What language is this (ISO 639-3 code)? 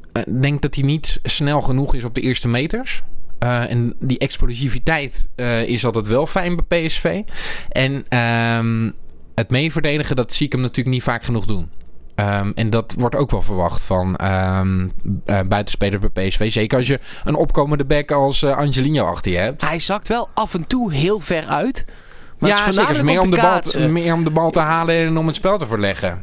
nld